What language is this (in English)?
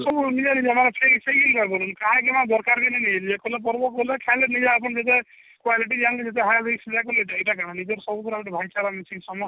Odia